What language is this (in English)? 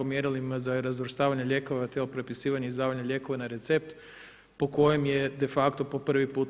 Croatian